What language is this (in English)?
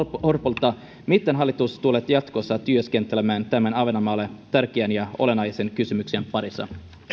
Finnish